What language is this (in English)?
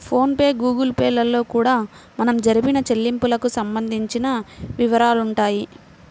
Telugu